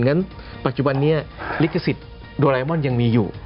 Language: Thai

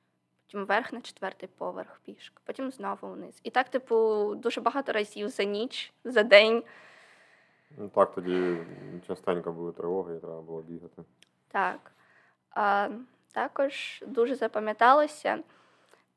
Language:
Ukrainian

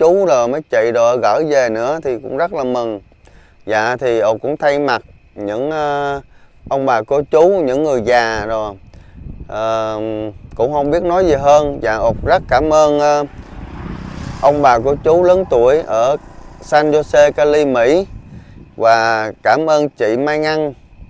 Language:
Vietnamese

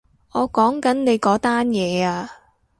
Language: Cantonese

